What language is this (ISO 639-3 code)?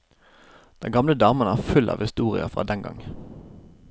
nor